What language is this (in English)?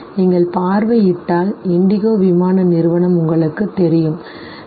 Tamil